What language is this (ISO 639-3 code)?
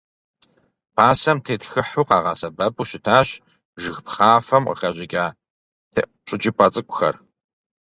kbd